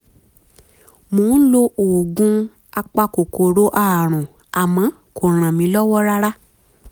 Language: Yoruba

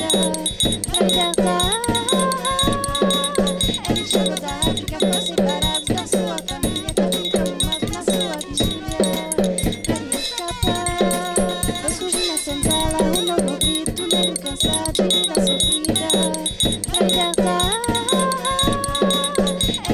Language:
Vietnamese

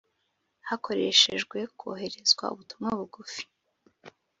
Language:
Kinyarwanda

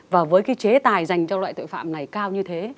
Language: Vietnamese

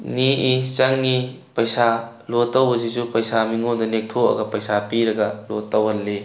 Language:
Manipuri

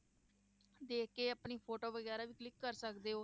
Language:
Punjabi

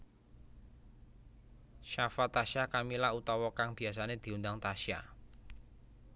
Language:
Javanese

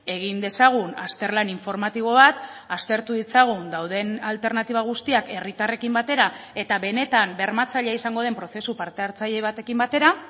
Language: Basque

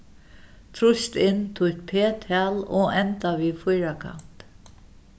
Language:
Faroese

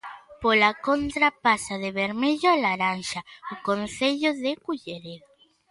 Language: Galician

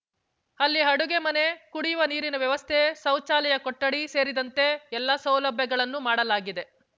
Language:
Kannada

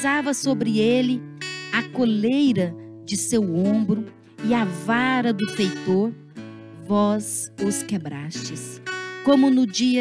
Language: Portuguese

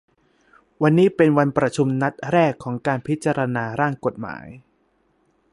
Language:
Thai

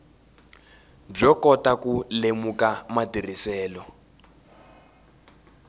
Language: Tsonga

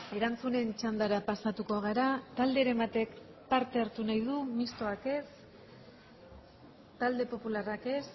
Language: Basque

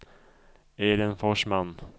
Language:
Swedish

